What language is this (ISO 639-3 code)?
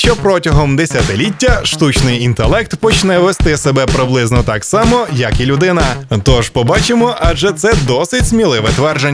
ukr